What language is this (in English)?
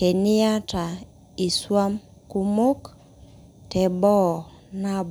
Masai